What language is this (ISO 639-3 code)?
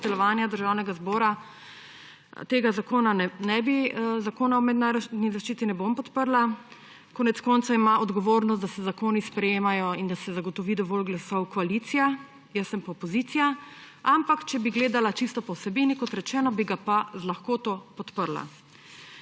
slv